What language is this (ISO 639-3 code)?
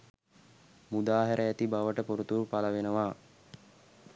sin